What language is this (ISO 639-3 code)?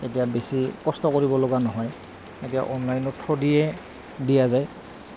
asm